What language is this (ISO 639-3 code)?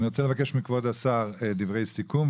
heb